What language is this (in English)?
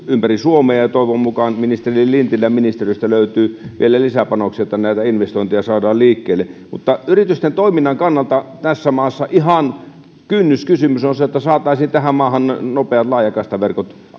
Finnish